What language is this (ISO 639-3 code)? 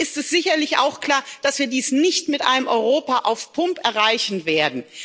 deu